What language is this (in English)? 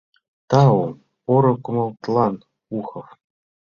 Mari